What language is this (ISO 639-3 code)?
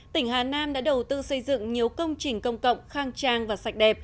vie